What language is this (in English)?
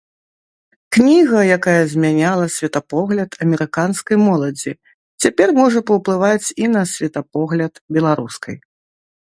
Belarusian